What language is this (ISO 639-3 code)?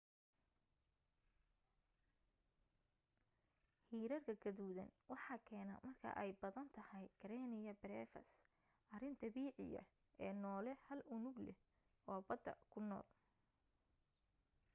som